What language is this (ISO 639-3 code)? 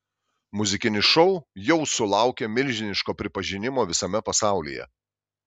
lit